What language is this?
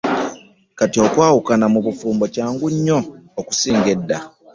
Ganda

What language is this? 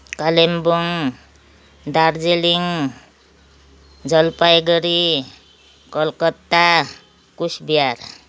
Nepali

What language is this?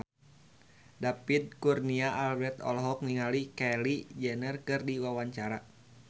Sundanese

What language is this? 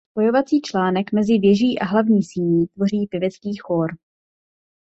Czech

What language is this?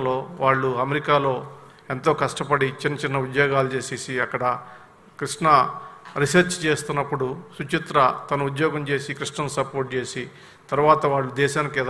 Hindi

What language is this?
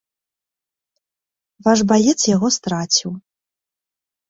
Belarusian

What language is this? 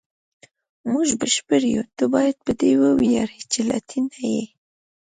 Pashto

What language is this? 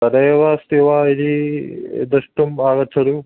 Sanskrit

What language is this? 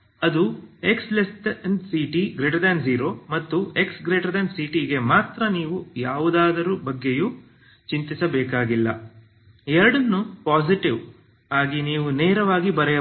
Kannada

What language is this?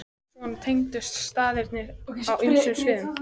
Icelandic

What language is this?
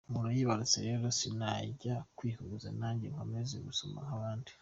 Kinyarwanda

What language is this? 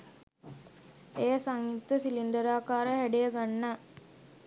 Sinhala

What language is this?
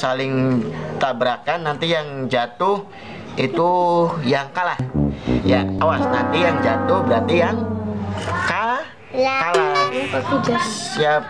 Indonesian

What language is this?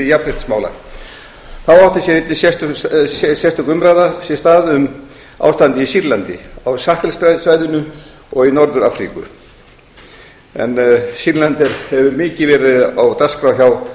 Icelandic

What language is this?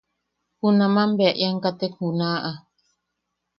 Yaqui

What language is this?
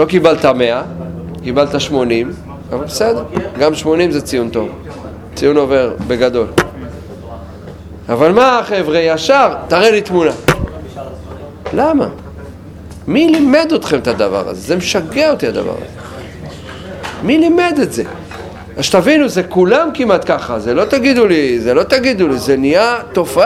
Hebrew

